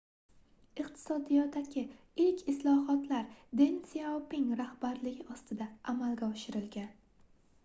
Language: Uzbek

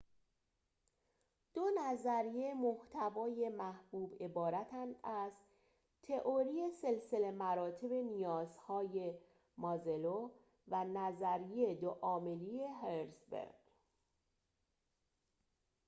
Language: Persian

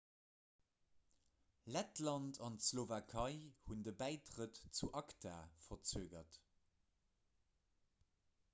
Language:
Luxembourgish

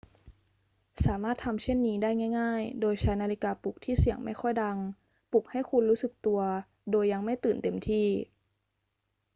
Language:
Thai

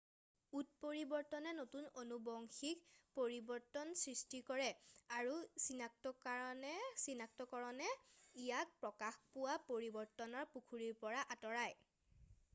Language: Assamese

